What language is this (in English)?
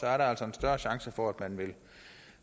Danish